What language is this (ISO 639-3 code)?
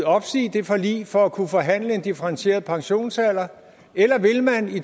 dan